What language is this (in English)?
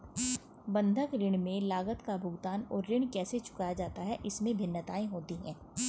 Hindi